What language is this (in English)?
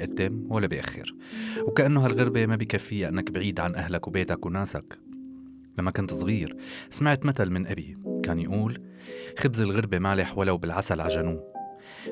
Arabic